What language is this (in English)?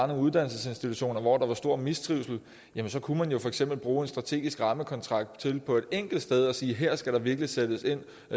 Danish